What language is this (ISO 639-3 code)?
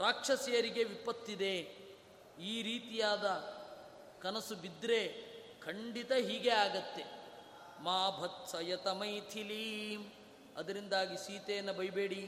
kan